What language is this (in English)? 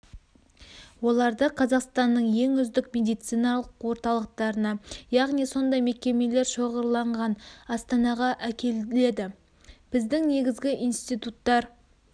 Kazakh